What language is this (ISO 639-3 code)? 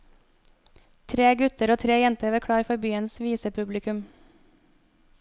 nor